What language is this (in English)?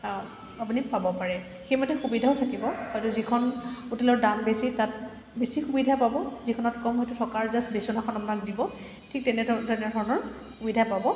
Assamese